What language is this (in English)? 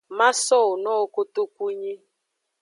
Aja (Benin)